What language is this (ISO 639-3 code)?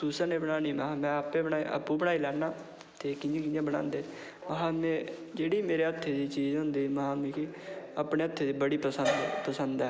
doi